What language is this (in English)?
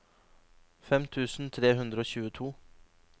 Norwegian